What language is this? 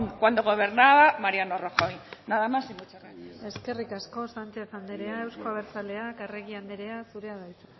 Basque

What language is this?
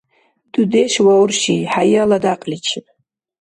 Dargwa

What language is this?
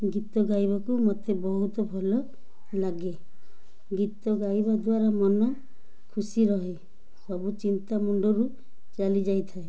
Odia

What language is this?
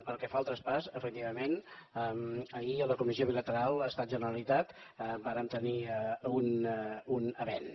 Catalan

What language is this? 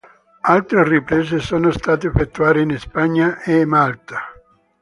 Italian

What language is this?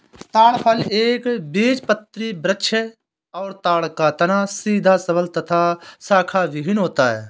Hindi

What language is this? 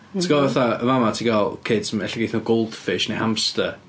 Welsh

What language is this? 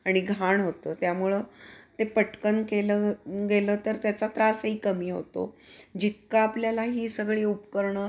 Marathi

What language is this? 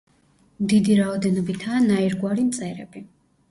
Georgian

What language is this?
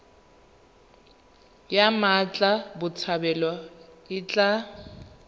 Tswana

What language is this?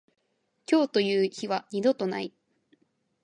Japanese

